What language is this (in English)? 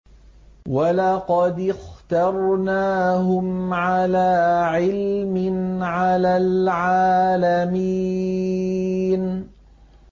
Arabic